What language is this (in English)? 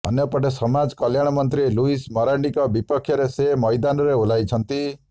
Odia